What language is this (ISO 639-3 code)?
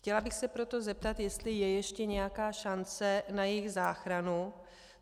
ces